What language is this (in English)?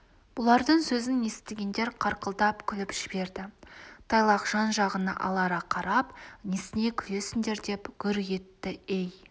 Kazakh